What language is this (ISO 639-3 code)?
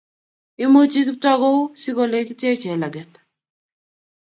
kln